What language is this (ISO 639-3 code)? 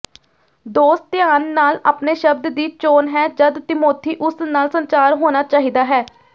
pan